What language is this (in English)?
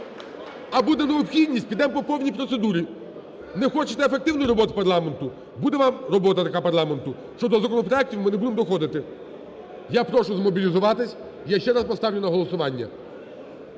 Ukrainian